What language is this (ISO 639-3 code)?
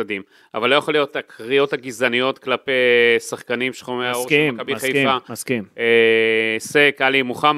heb